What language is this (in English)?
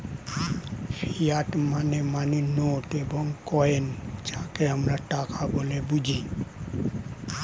Bangla